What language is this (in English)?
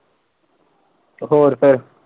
Punjabi